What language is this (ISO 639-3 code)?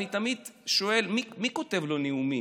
heb